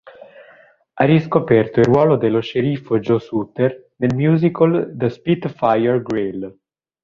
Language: Italian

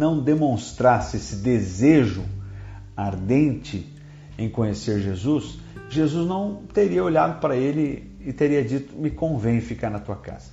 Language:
Portuguese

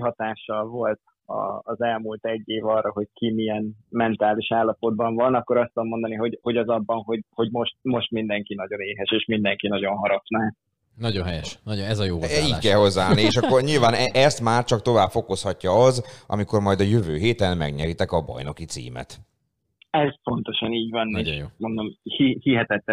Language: Hungarian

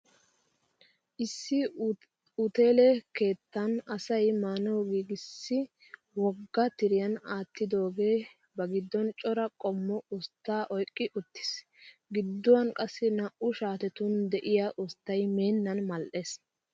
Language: Wolaytta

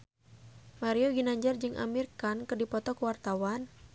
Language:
Sundanese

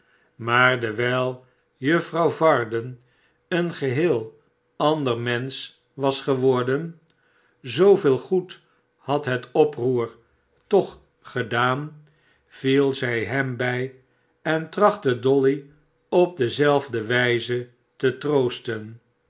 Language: Dutch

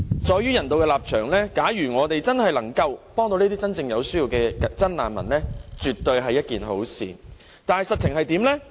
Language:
Cantonese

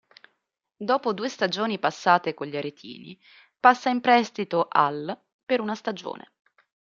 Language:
Italian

